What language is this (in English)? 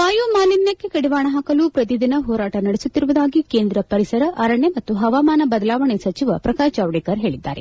Kannada